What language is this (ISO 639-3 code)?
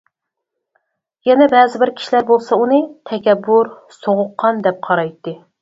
uig